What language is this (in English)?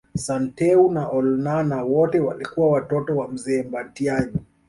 Swahili